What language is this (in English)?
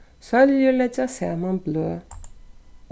Faroese